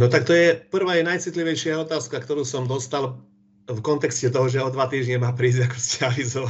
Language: Slovak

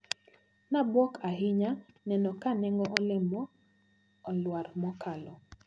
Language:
Luo (Kenya and Tanzania)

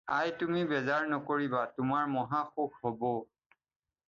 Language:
Assamese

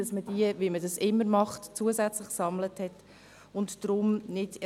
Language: Swiss German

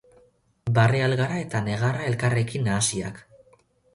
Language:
Basque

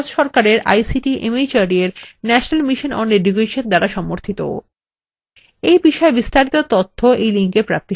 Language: Bangla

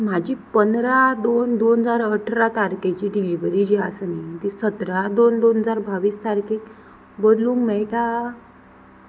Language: Konkani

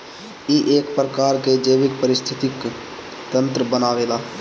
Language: Bhojpuri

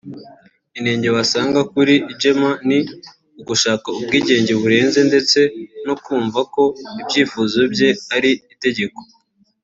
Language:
Kinyarwanda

